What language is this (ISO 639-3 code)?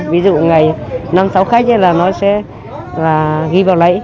vie